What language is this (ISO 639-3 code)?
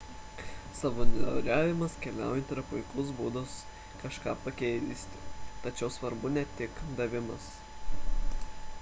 lit